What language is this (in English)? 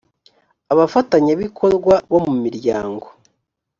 Kinyarwanda